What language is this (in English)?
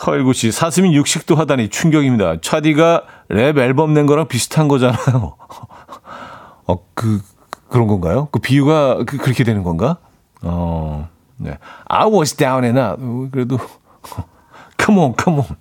Korean